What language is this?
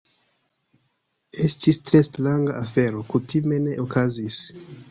Esperanto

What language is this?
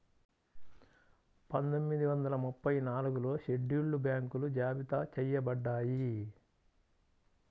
Telugu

